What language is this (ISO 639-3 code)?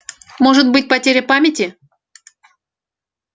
rus